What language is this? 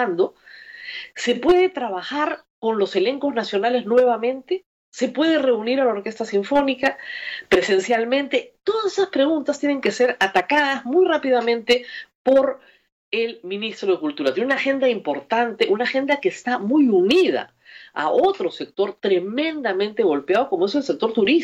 Spanish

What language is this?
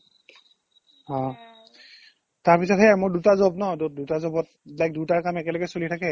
Assamese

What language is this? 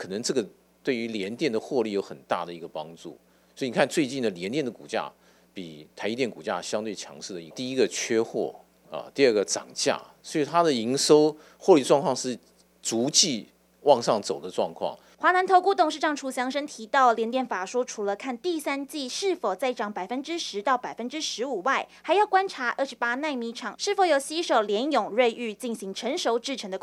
Chinese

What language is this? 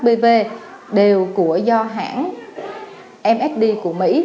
Vietnamese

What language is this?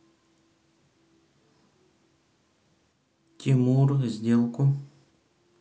Russian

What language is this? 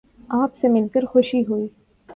Urdu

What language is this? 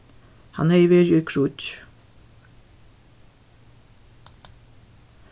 Faroese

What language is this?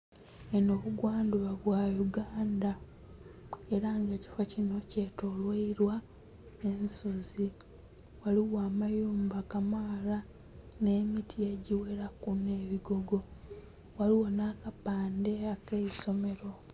Soga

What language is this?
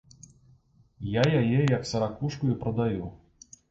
Belarusian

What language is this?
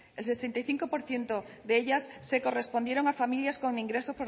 Spanish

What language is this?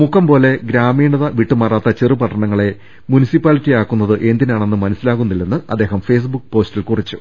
Malayalam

